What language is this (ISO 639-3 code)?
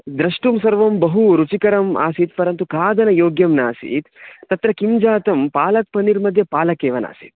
san